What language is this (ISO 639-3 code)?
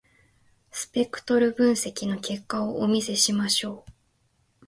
jpn